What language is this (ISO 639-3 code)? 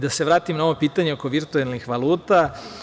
srp